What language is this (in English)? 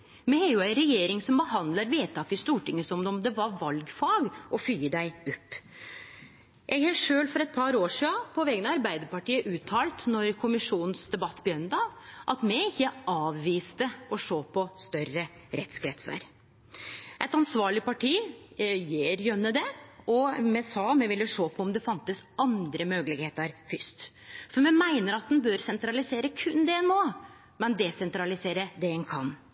Norwegian Nynorsk